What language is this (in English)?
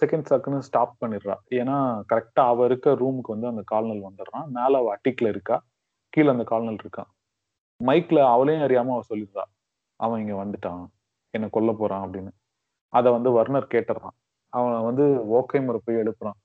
Tamil